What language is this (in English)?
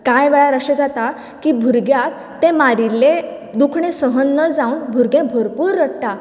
Konkani